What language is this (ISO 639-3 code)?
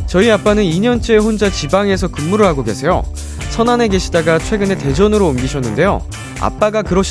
kor